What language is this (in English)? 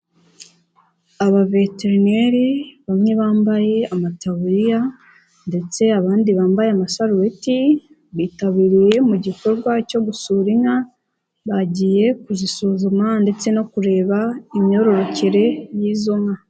Kinyarwanda